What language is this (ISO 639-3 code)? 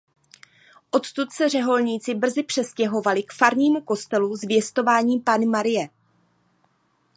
ces